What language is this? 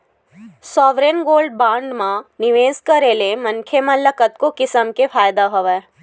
Chhattisgarhi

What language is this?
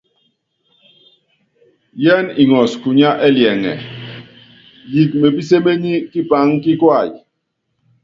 Yangben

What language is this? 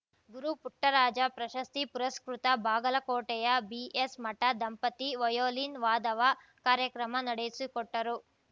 Kannada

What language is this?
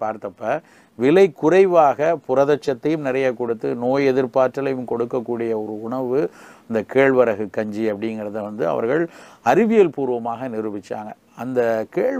Arabic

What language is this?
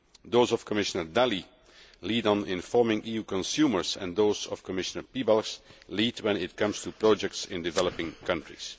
English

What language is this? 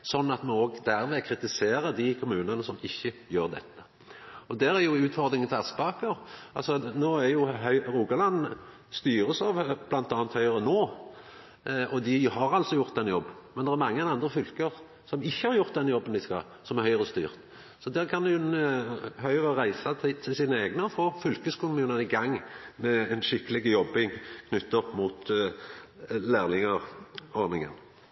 Norwegian Nynorsk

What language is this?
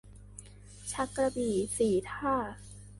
Thai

